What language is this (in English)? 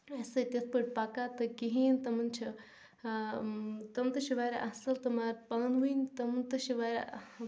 Kashmiri